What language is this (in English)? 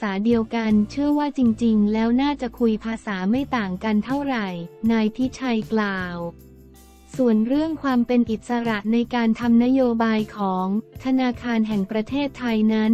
Thai